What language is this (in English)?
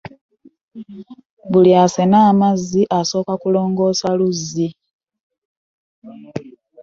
Ganda